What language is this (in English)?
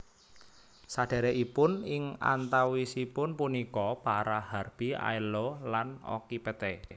Javanese